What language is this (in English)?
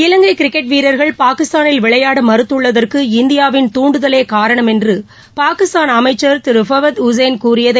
Tamil